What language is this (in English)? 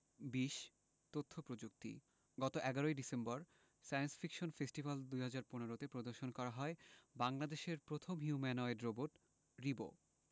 Bangla